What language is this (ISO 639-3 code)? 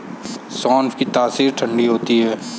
hin